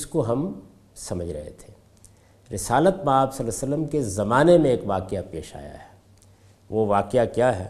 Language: Urdu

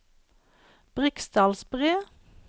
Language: Norwegian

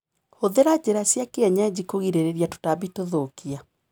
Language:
Kikuyu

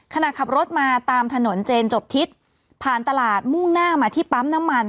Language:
Thai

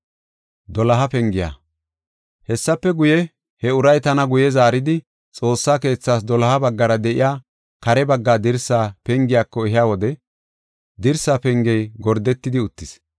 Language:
Gofa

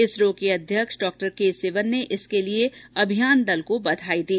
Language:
Hindi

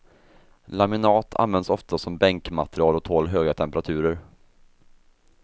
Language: Swedish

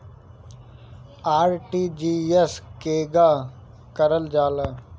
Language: Bhojpuri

